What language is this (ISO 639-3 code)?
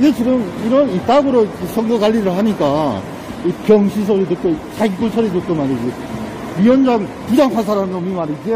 kor